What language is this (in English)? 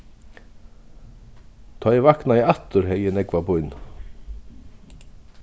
Faroese